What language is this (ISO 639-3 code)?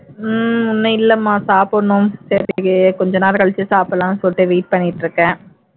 tam